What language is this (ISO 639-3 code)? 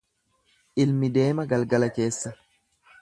orm